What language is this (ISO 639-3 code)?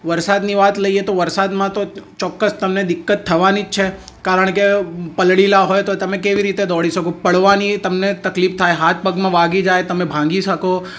guj